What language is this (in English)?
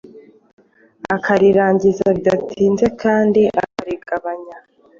Kinyarwanda